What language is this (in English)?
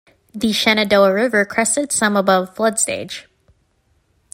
English